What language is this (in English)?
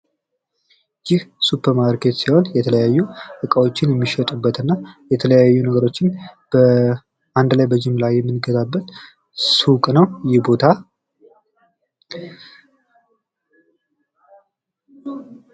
Amharic